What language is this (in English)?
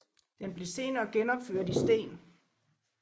Danish